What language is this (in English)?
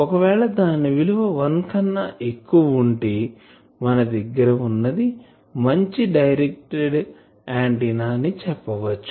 Telugu